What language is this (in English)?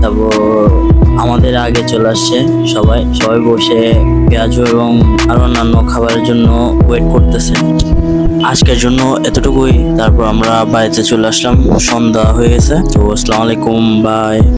Arabic